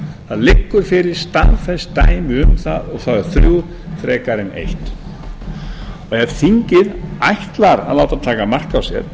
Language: Icelandic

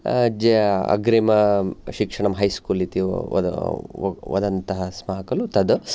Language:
Sanskrit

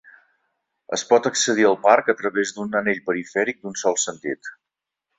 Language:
Catalan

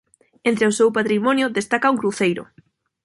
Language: Galician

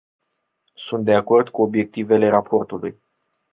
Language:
Romanian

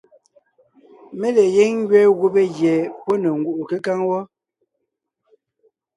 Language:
Ngiemboon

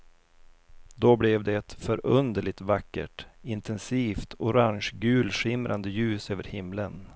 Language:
Swedish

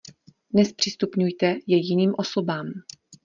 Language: Czech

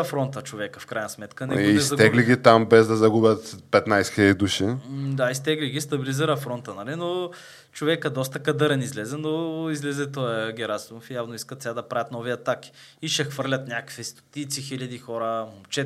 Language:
Bulgarian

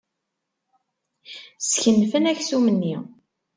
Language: Kabyle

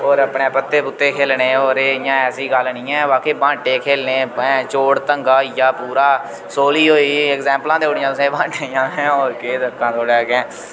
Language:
Dogri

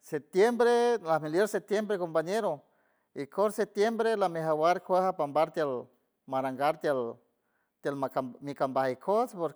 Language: San Francisco Del Mar Huave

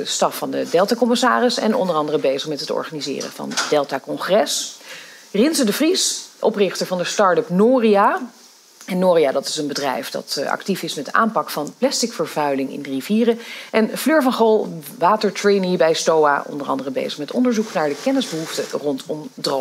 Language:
Dutch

